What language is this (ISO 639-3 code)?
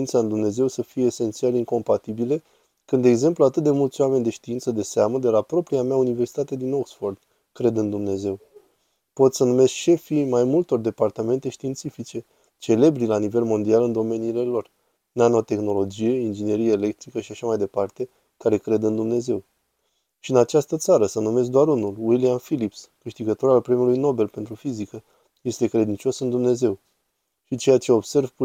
ron